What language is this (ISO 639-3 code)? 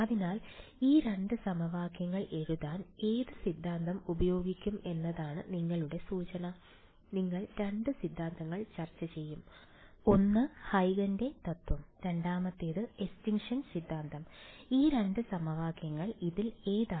mal